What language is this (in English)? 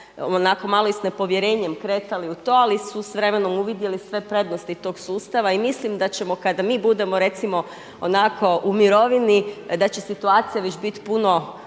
Croatian